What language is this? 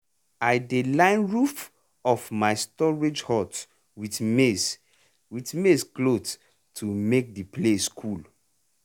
Nigerian Pidgin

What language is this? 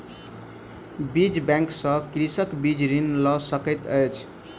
Maithili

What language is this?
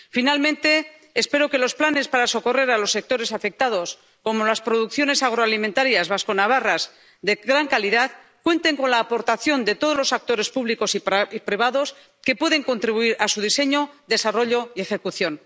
Spanish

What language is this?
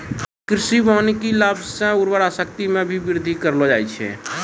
Maithili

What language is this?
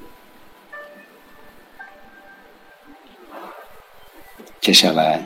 Chinese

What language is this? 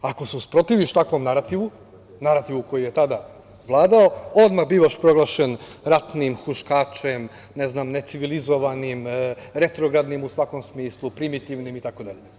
Serbian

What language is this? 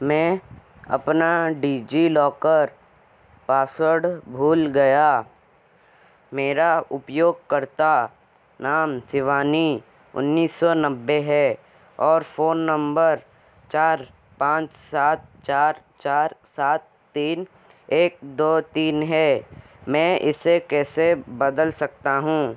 Hindi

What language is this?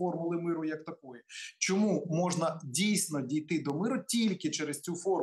Ukrainian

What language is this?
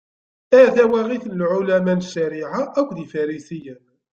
Kabyle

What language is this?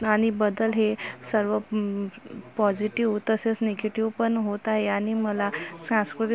Marathi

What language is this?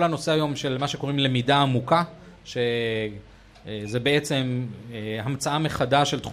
Hebrew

